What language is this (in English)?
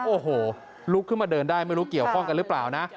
Thai